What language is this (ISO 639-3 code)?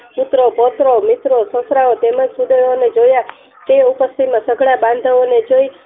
guj